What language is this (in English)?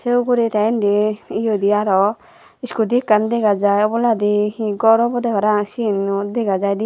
Chakma